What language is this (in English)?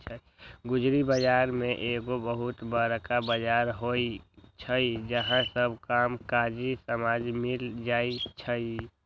Magahi